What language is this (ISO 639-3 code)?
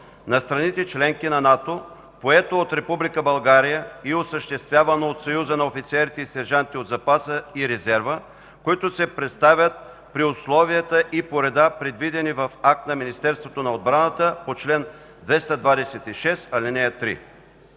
bul